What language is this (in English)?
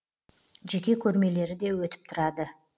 Kazakh